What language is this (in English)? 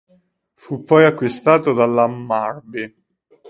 Italian